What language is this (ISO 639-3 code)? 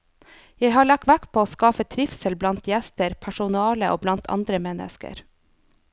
nor